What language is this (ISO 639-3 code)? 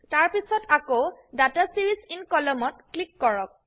asm